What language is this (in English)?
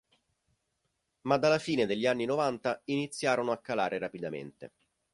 Italian